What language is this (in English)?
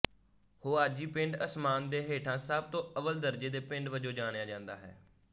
Punjabi